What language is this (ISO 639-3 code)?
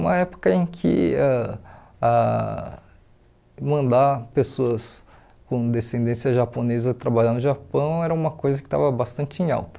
por